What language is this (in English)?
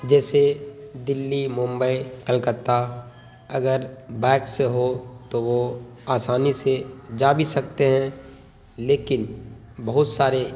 Urdu